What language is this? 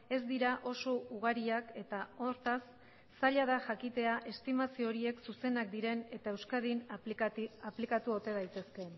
Basque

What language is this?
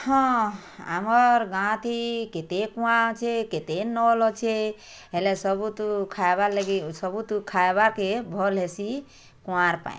Odia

